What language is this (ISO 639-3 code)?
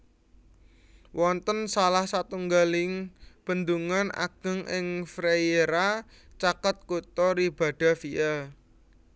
jav